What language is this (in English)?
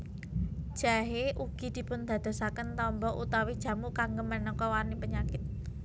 Javanese